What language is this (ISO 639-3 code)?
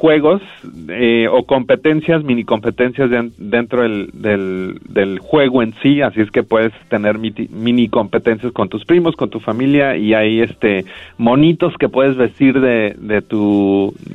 spa